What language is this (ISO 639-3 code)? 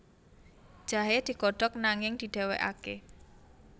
jav